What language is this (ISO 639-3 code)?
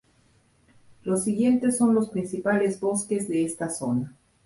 spa